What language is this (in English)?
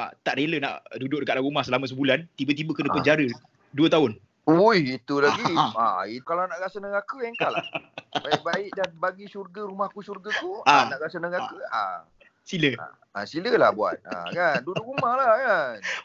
Malay